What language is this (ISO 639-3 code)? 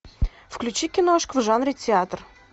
rus